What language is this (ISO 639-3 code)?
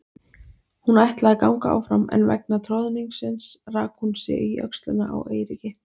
isl